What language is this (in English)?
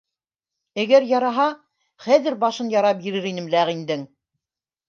Bashkir